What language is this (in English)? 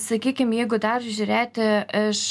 Lithuanian